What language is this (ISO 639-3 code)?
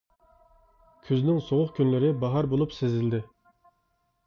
uig